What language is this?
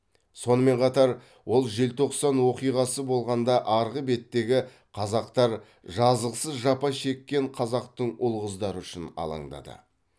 Kazakh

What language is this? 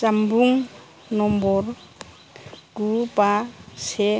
Bodo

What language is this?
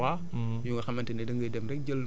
Wolof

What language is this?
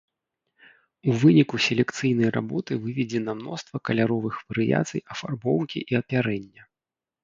Belarusian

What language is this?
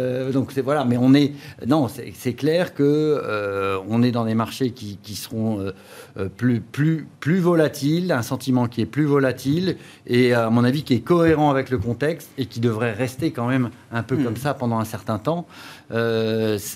French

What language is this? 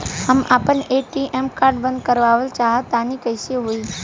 Bhojpuri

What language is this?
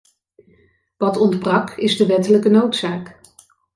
Dutch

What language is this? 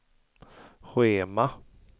Swedish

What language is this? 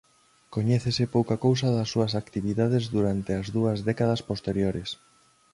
Galician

